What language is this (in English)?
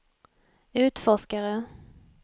Swedish